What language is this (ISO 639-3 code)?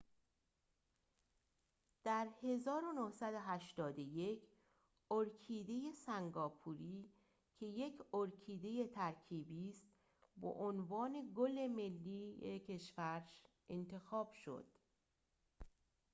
fas